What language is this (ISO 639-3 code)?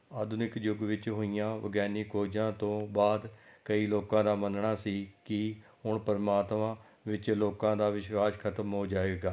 pan